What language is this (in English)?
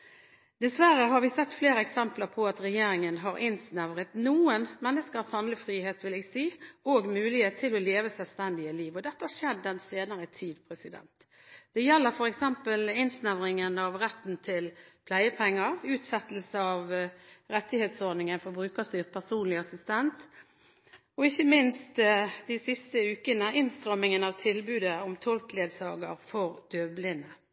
Norwegian Bokmål